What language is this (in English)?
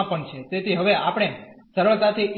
Gujarati